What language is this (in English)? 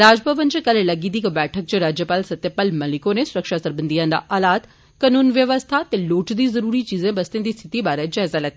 Dogri